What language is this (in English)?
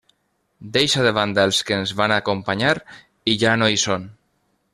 Catalan